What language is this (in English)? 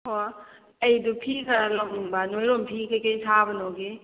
Manipuri